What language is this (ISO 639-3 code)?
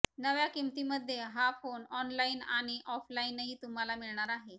mar